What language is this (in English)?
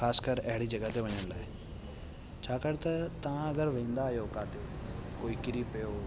Sindhi